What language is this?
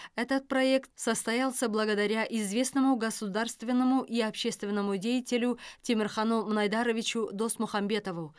Kazakh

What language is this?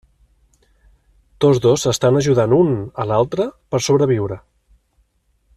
Catalan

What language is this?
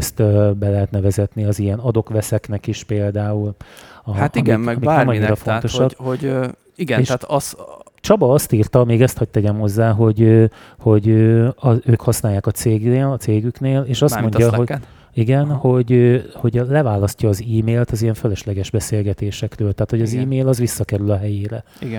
Hungarian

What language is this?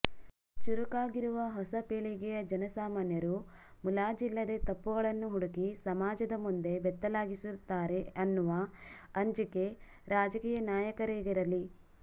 Kannada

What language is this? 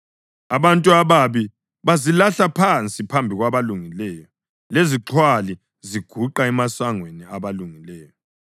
North Ndebele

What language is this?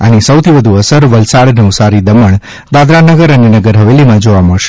Gujarati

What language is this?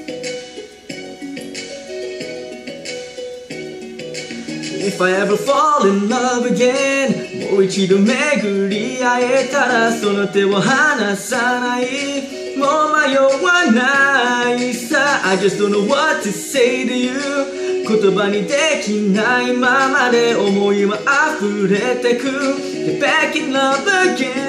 Japanese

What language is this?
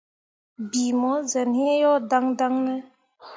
Mundang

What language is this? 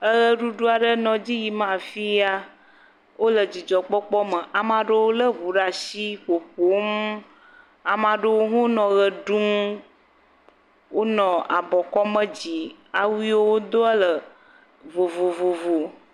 Ewe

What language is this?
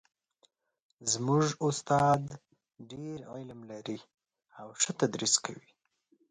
Pashto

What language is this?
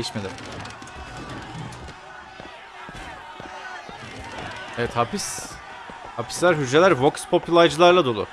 Turkish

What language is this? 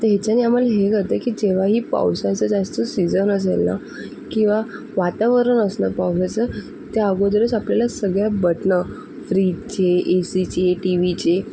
Marathi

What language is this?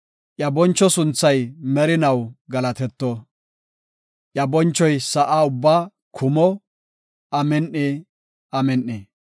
Gofa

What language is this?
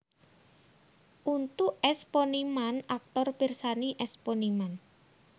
Javanese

